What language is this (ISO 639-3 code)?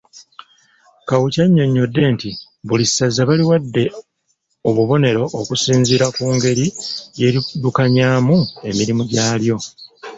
lug